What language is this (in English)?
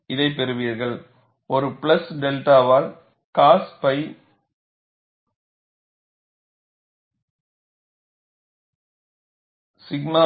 Tamil